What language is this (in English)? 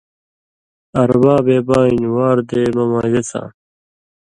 Indus Kohistani